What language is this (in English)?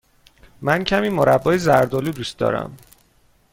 Persian